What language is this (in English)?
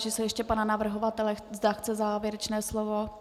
Czech